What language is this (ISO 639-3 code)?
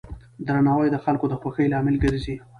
pus